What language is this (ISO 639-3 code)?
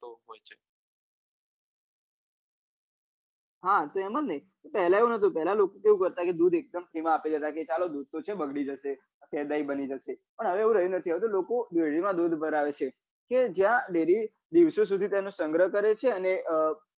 guj